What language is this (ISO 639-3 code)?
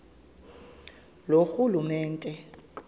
xho